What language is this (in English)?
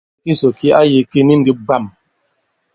Bankon